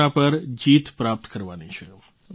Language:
Gujarati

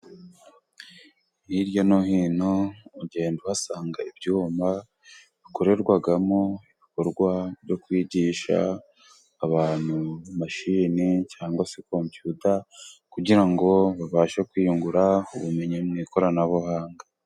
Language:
Kinyarwanda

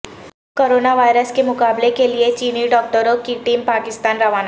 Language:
Urdu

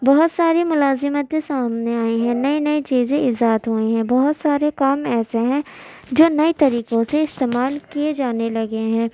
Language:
Urdu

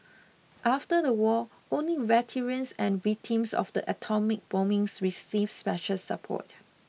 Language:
English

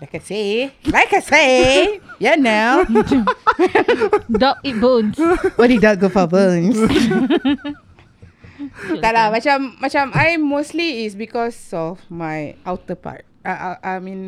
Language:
Malay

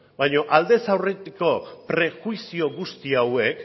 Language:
Basque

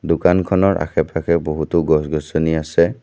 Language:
Assamese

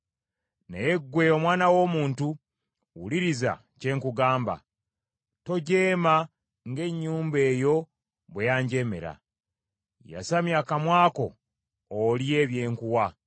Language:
Ganda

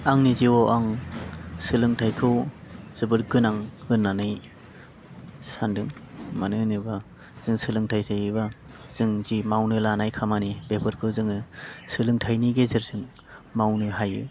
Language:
Bodo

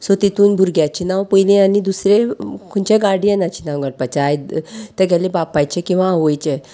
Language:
Konkani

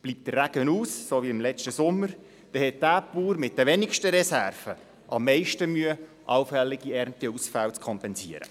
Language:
Swiss German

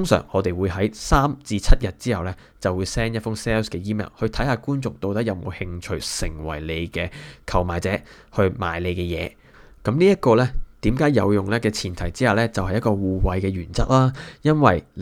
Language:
Chinese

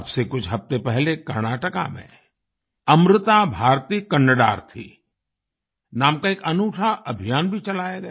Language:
Hindi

